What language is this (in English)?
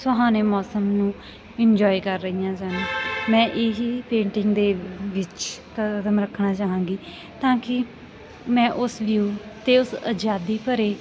Punjabi